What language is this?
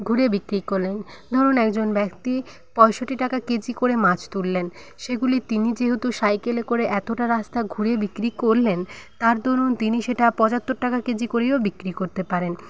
Bangla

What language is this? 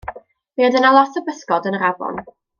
Welsh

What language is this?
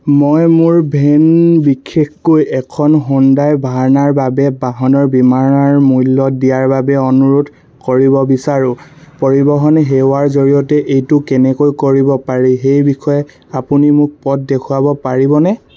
Assamese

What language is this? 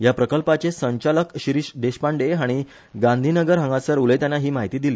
Konkani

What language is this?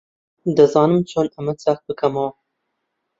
Central Kurdish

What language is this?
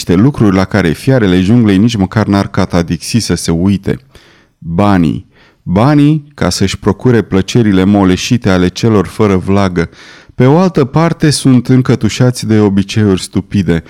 Romanian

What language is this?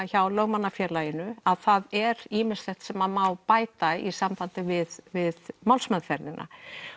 Icelandic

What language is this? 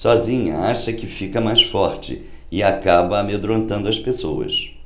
Portuguese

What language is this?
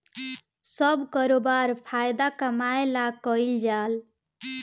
Bhojpuri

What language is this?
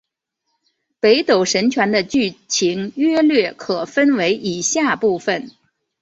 Chinese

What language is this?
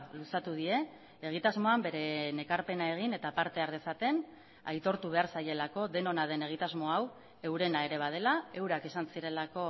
Basque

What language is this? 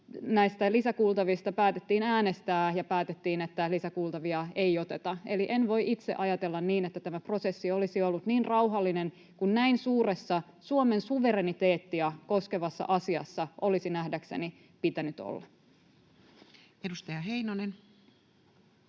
Finnish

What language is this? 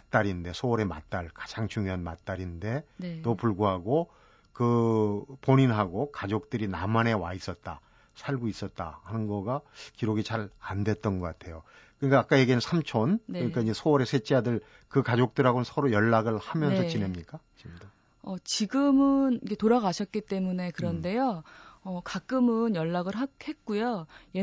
Korean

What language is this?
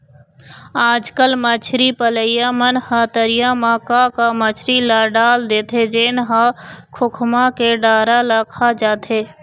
Chhattisgarhi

